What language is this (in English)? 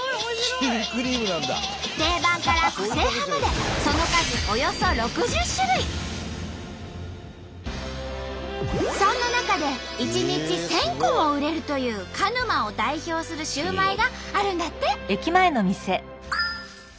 Japanese